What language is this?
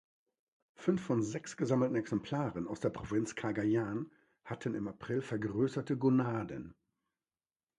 German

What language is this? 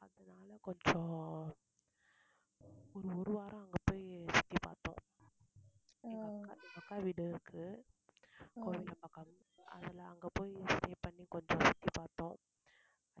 Tamil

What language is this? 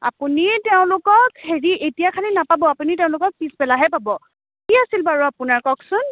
Assamese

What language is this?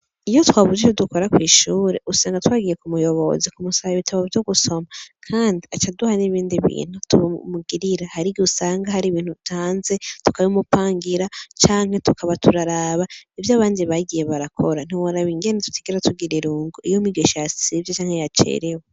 Rundi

